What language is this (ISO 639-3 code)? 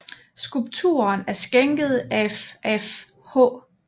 dan